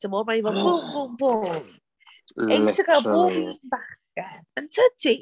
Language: Welsh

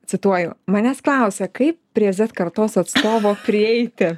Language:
Lithuanian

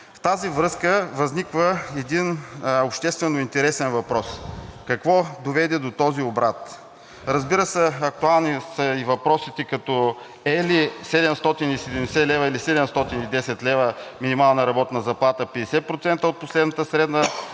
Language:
Bulgarian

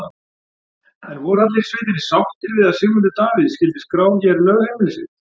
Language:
Icelandic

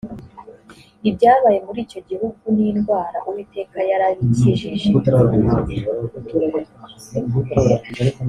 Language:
Kinyarwanda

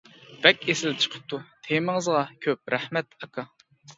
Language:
Uyghur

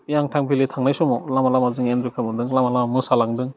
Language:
Bodo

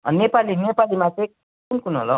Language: Nepali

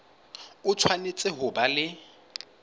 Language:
Southern Sotho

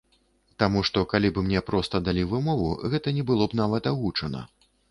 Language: Belarusian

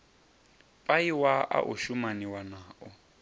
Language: Venda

